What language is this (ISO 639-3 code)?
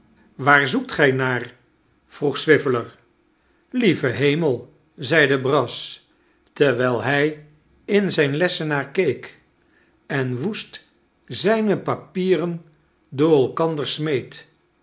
nld